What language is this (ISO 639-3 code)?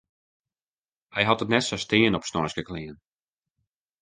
fry